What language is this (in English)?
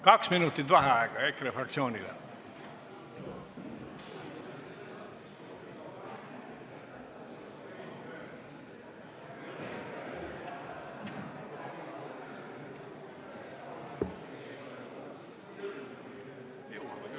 Estonian